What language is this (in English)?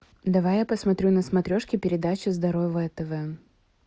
Russian